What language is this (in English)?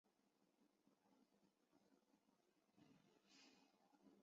Chinese